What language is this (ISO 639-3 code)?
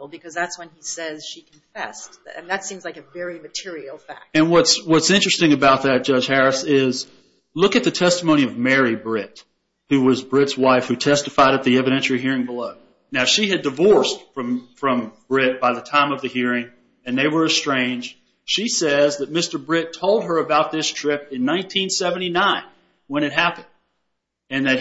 eng